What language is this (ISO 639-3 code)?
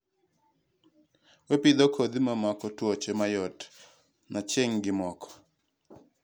luo